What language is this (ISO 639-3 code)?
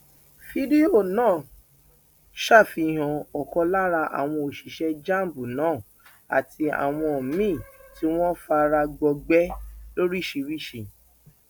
yor